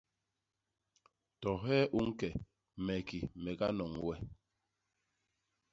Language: Basaa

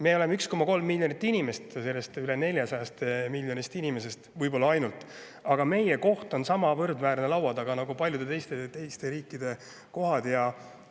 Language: Estonian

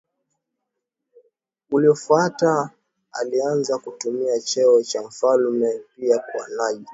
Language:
Swahili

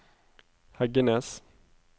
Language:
Norwegian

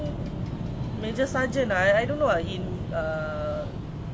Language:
English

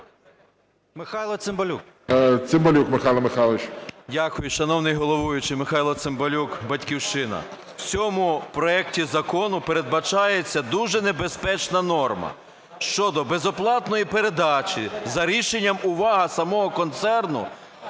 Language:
Ukrainian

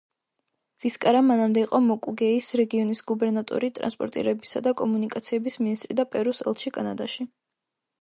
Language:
Georgian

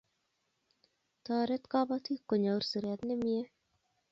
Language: Kalenjin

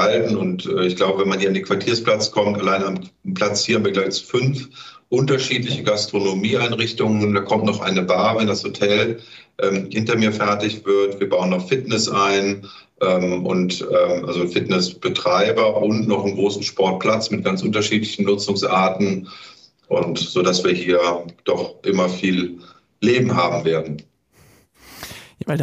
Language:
German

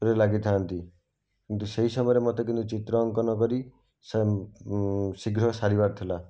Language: Odia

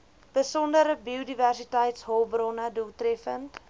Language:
Afrikaans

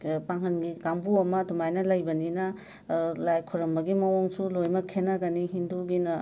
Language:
Manipuri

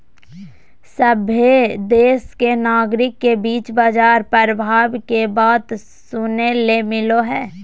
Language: Magahi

